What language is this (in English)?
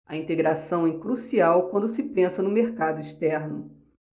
Portuguese